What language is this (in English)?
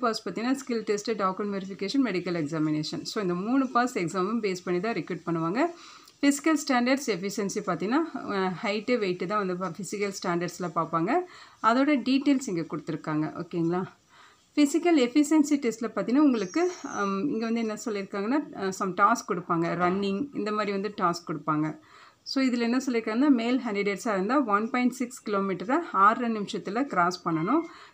Tamil